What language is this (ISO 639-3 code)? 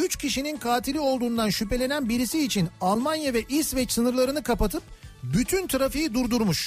tur